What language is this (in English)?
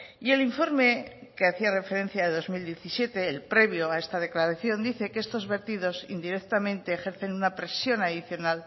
Spanish